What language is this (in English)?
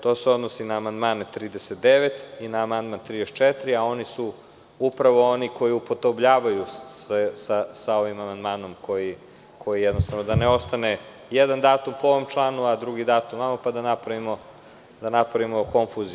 Serbian